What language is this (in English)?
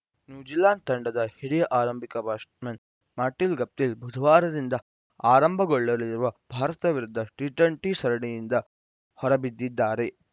Kannada